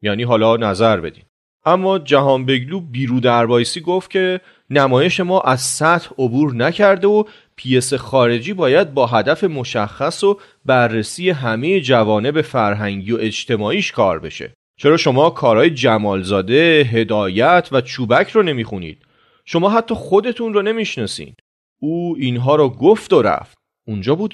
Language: Persian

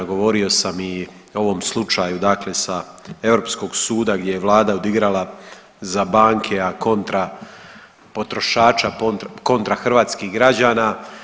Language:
Croatian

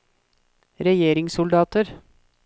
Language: Norwegian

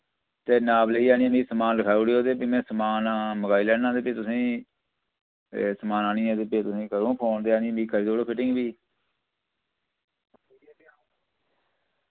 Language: Dogri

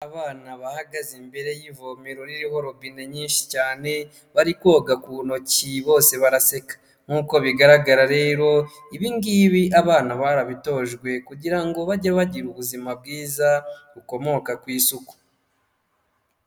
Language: Kinyarwanda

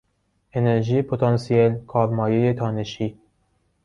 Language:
Persian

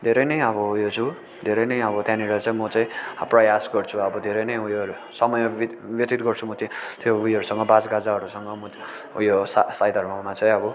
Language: Nepali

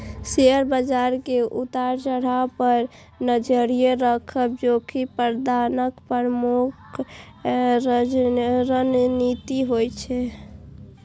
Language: Maithili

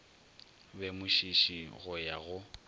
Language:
Northern Sotho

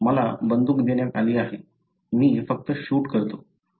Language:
Marathi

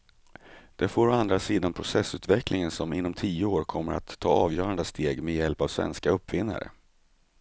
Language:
Swedish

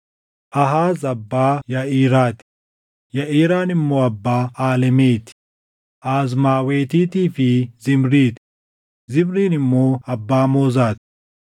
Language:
Oromo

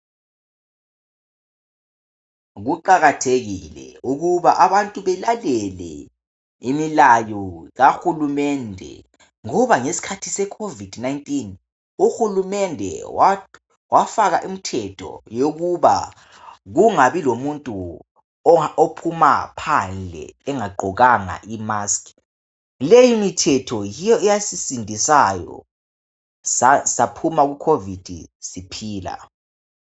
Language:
North Ndebele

